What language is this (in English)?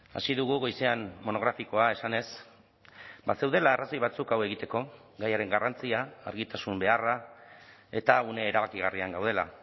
Basque